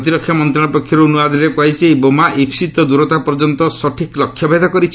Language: Odia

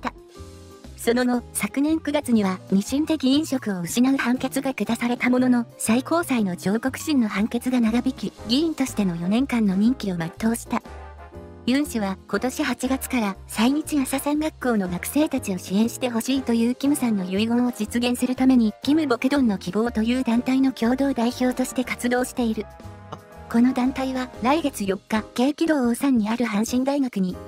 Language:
Japanese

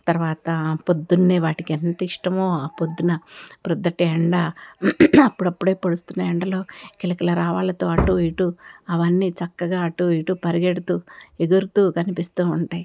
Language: Telugu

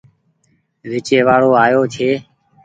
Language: Goaria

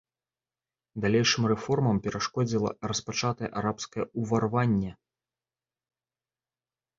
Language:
Belarusian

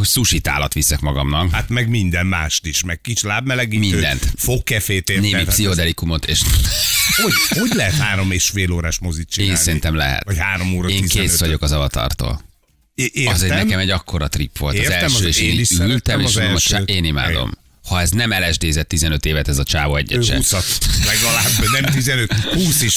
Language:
Hungarian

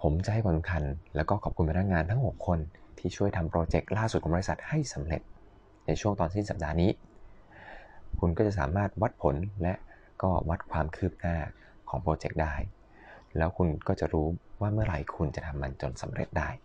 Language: Thai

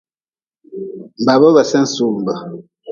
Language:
Nawdm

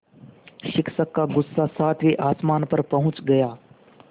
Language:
Hindi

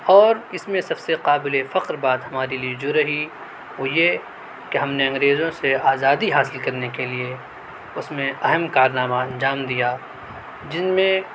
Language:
Urdu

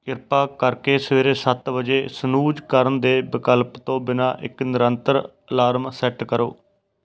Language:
Punjabi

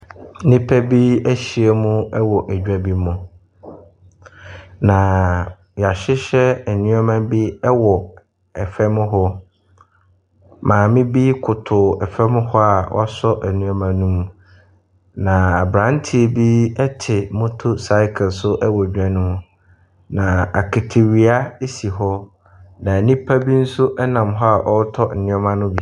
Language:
Akan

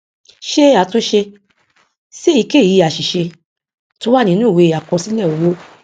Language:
Yoruba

